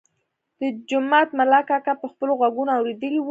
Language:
Pashto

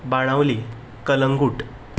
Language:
Konkani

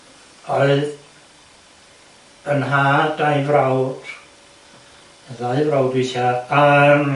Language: Welsh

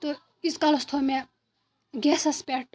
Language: Kashmiri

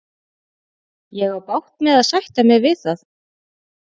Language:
Icelandic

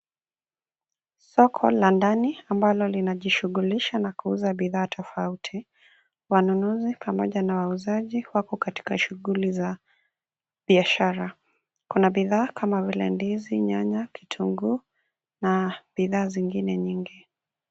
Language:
Swahili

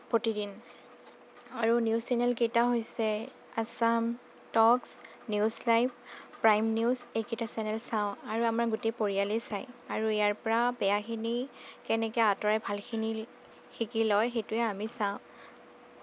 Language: Assamese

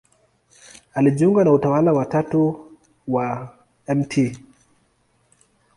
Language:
Swahili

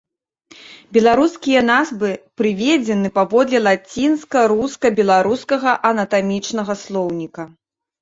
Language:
Belarusian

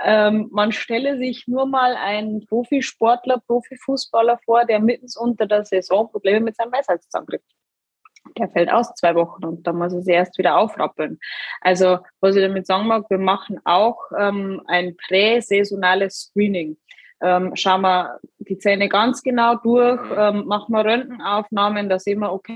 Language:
German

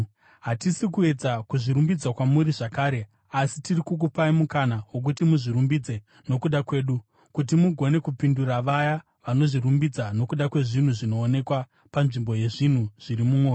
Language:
Shona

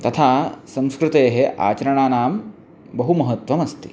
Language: Sanskrit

